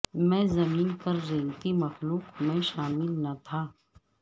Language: Urdu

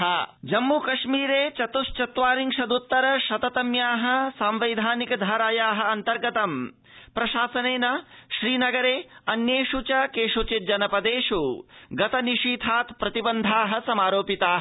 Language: Sanskrit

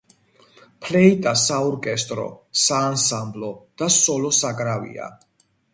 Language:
Georgian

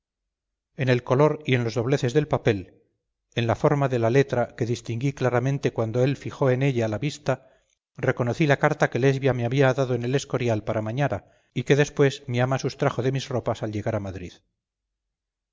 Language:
Spanish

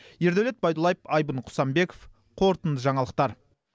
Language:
Kazakh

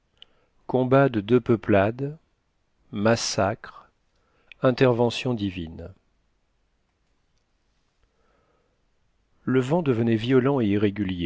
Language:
French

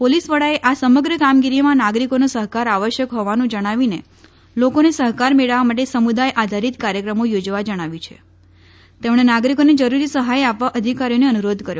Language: Gujarati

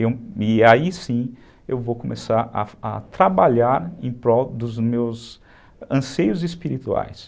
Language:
Portuguese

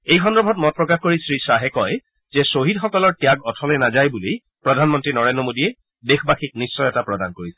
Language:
Assamese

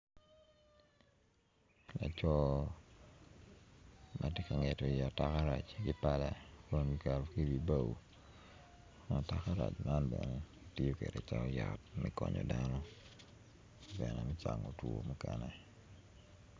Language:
Acoli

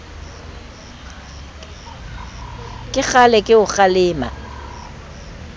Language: Southern Sotho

